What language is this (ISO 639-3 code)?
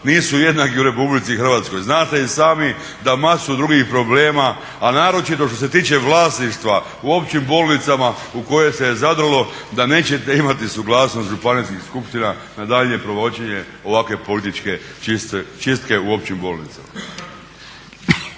hrv